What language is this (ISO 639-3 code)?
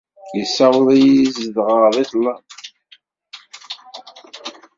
kab